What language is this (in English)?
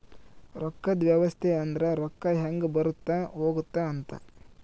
Kannada